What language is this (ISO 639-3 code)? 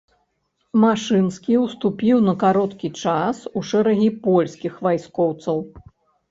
bel